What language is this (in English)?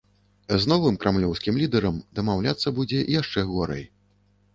Belarusian